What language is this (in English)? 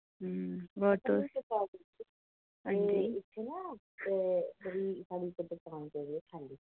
Dogri